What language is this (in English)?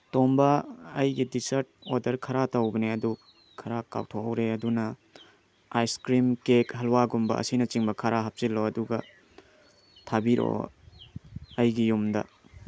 Manipuri